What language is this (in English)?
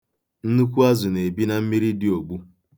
Igbo